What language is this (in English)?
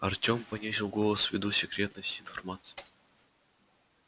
Russian